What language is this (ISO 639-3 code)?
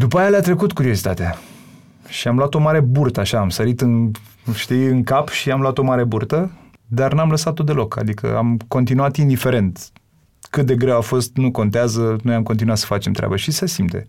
ron